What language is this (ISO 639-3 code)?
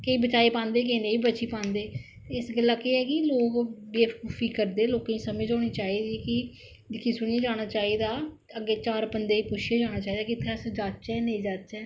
doi